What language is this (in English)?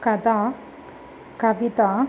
Sanskrit